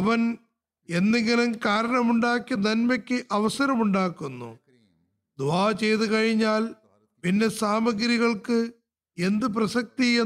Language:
Malayalam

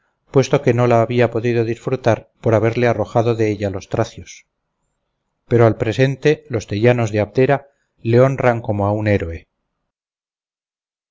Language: Spanish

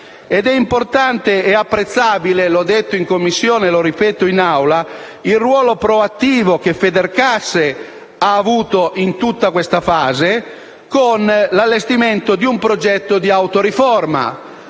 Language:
Italian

